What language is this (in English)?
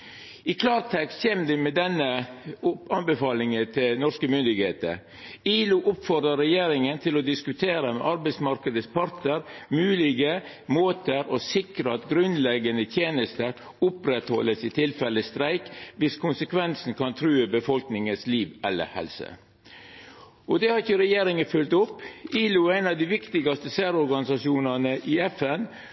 Norwegian Nynorsk